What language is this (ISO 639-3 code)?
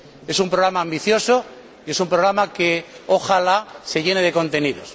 spa